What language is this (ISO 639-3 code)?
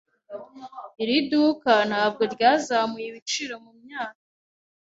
kin